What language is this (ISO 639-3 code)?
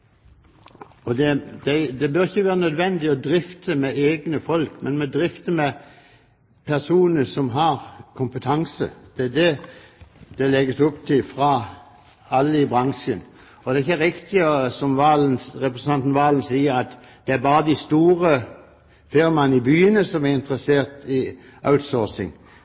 nob